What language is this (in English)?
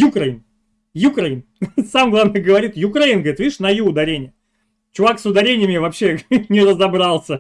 Russian